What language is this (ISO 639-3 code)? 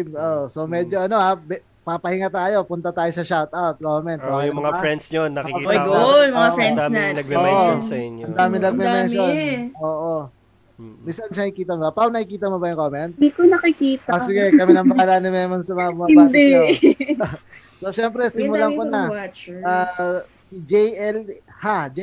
fil